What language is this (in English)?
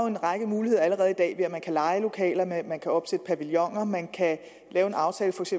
Danish